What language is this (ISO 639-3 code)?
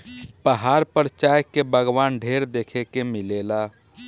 bho